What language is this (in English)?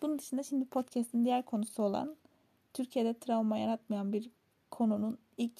Turkish